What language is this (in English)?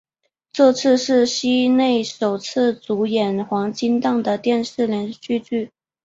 Chinese